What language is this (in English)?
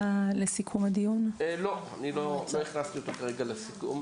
Hebrew